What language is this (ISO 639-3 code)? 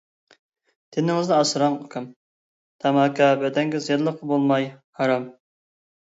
uig